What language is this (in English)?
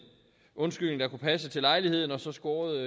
Danish